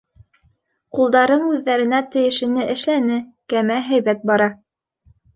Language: Bashkir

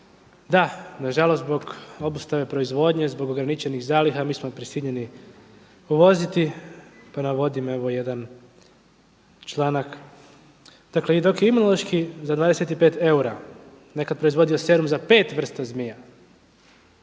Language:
Croatian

